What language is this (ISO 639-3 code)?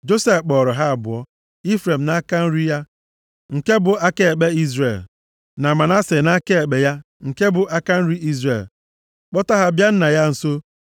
ibo